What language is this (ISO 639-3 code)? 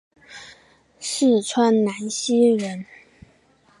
zho